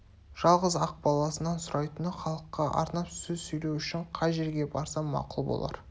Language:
Kazakh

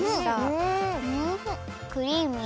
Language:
Japanese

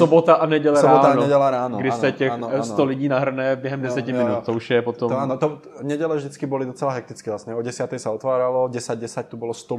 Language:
Czech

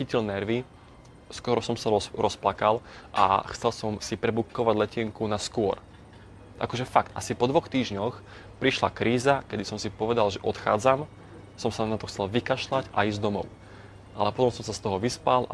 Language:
Slovak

